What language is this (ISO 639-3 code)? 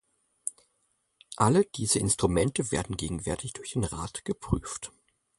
deu